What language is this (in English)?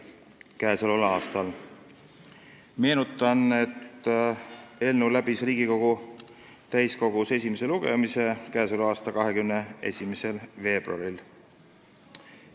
Estonian